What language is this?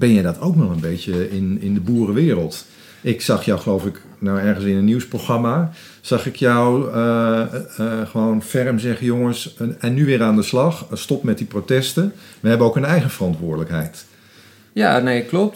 Dutch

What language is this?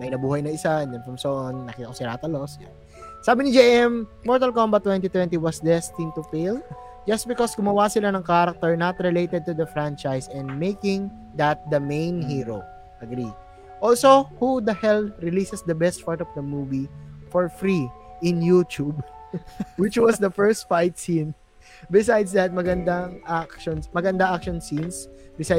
Filipino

